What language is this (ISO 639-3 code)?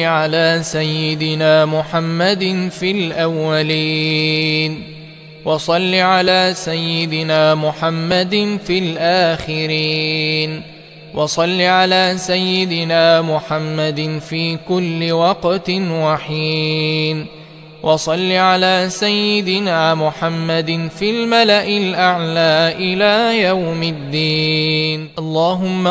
ara